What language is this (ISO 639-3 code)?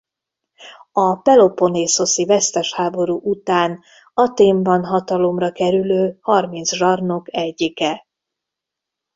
hun